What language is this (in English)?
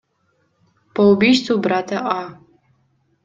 Kyrgyz